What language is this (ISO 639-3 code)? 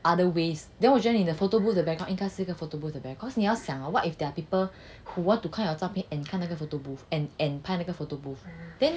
eng